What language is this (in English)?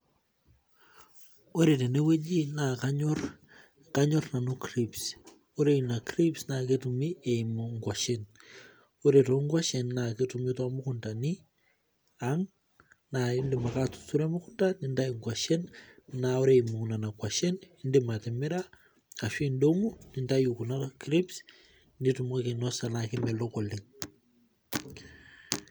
Masai